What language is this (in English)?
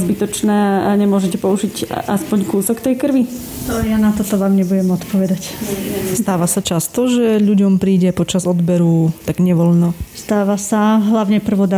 Slovak